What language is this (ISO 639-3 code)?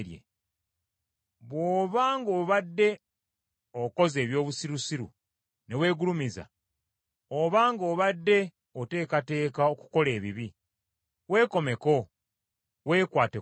lug